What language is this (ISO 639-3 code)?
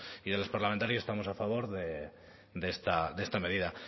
spa